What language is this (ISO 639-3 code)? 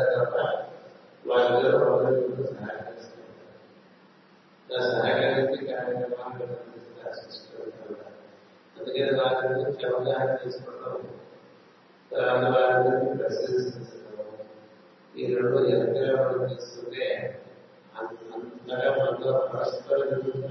tel